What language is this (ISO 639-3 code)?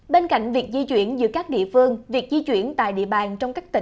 vie